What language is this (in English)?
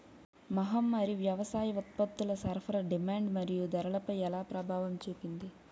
Telugu